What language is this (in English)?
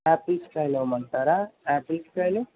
Telugu